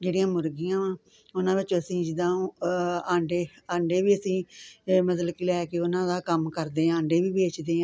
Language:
Punjabi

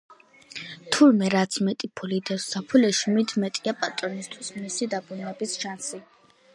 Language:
Georgian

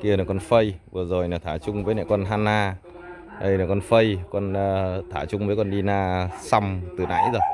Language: Vietnamese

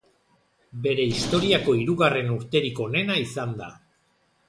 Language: Basque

